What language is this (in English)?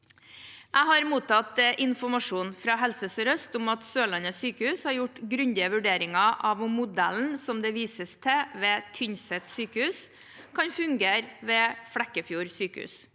Norwegian